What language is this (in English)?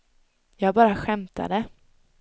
Swedish